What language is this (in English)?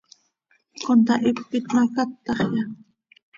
Seri